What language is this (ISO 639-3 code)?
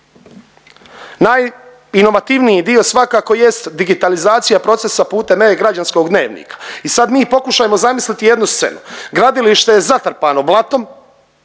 hrv